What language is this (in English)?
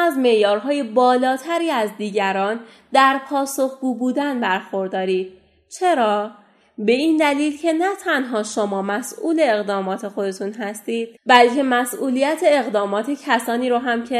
Persian